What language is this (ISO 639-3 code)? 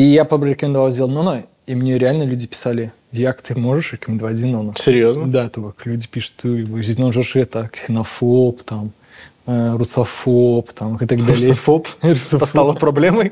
rus